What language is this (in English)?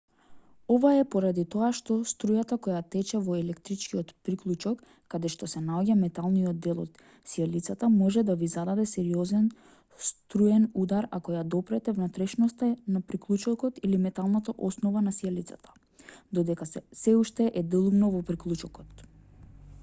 Macedonian